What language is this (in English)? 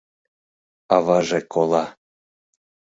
Mari